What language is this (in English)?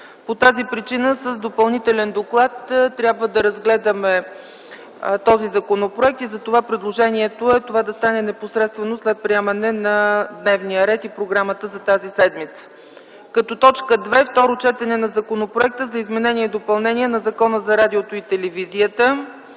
Bulgarian